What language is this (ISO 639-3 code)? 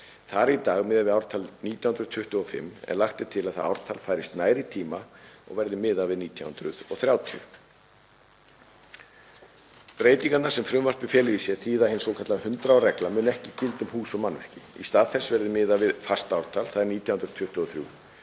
isl